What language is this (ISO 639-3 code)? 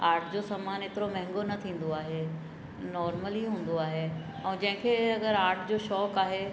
snd